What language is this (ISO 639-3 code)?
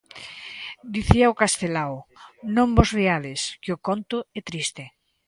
glg